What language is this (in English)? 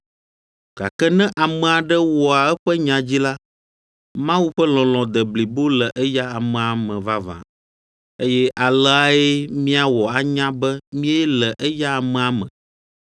Ewe